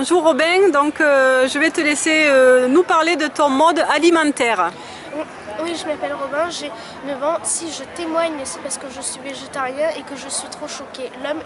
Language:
French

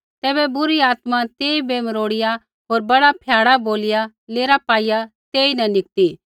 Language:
Kullu Pahari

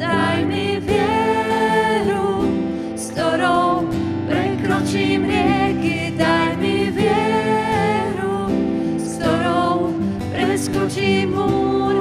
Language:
Slovak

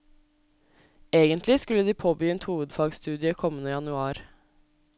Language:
Norwegian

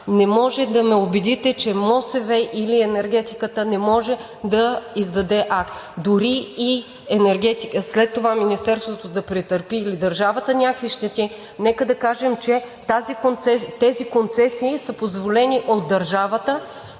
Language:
Bulgarian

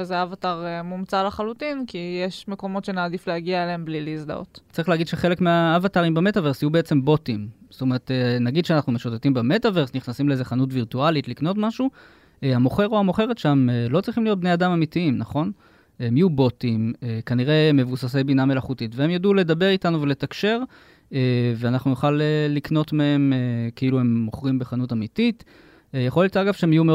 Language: Hebrew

